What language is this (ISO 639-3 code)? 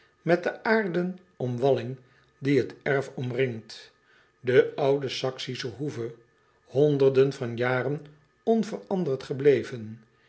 nld